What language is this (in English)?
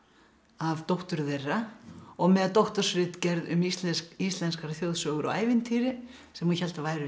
Icelandic